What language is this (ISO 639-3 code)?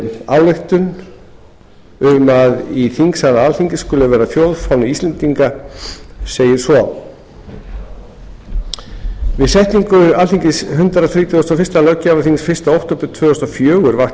isl